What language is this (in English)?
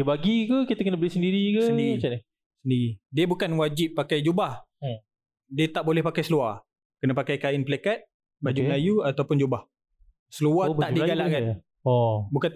Malay